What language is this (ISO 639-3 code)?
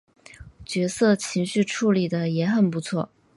zho